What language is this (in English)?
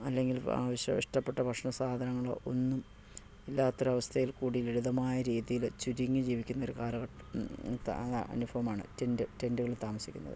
Malayalam